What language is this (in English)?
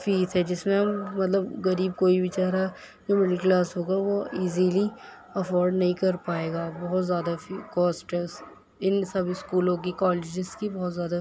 Urdu